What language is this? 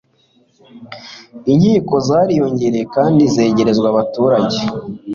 Kinyarwanda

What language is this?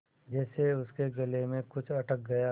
Hindi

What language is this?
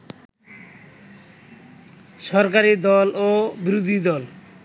Bangla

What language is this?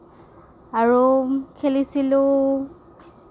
Assamese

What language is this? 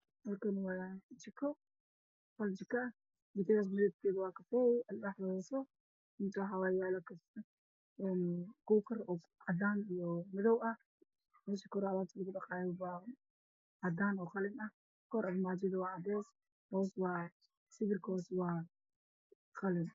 Somali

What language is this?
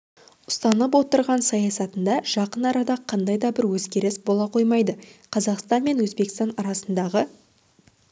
Kazakh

